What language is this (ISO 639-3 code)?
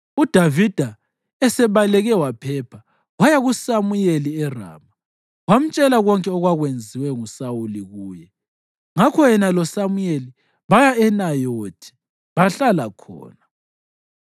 nde